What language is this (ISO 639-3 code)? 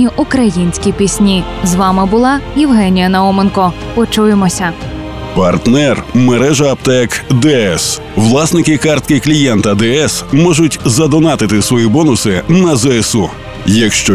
ukr